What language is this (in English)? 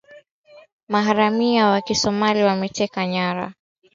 Swahili